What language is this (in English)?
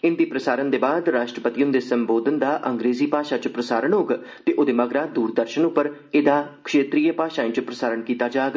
Dogri